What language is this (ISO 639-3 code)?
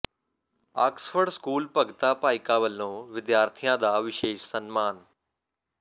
pan